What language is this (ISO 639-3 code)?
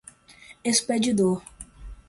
por